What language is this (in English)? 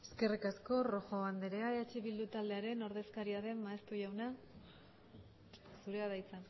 Basque